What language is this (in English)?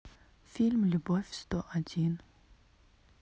Russian